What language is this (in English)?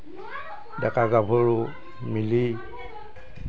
Assamese